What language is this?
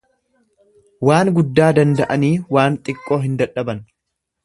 Oromo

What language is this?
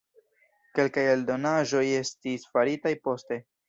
Esperanto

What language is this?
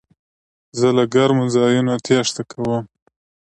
Pashto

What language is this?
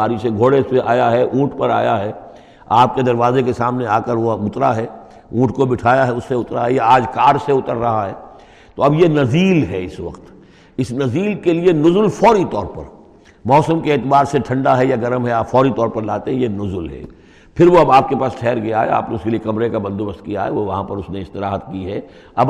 Urdu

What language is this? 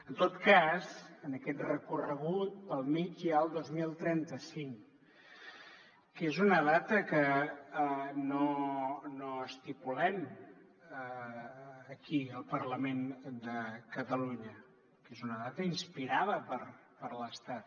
Catalan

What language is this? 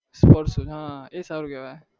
Gujarati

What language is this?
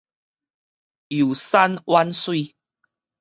Min Nan Chinese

